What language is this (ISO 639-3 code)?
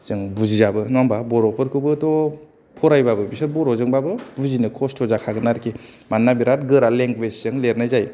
brx